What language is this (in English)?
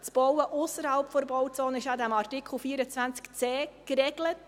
Swiss German